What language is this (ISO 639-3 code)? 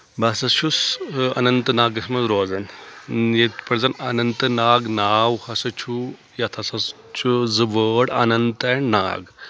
kas